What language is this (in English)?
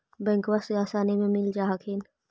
Magahi